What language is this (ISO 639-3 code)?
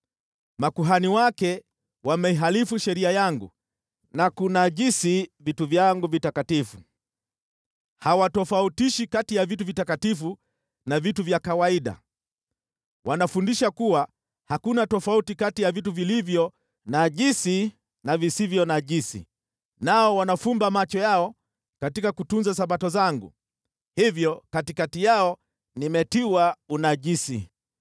swa